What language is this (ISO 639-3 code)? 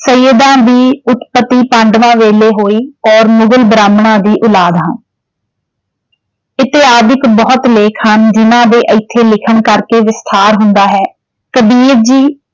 pan